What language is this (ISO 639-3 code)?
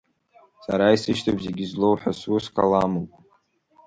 abk